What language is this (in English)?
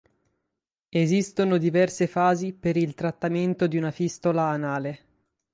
Italian